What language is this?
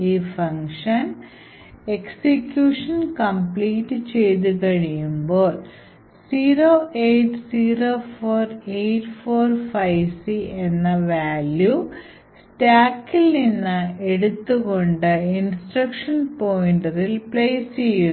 Malayalam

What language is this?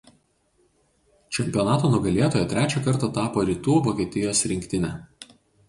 Lithuanian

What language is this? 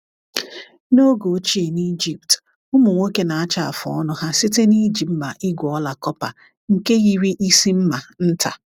Igbo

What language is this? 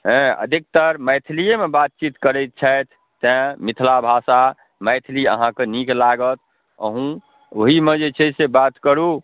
Maithili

